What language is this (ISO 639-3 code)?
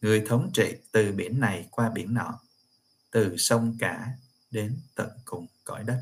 vie